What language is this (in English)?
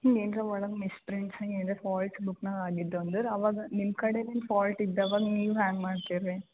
Kannada